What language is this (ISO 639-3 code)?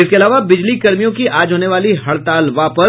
hin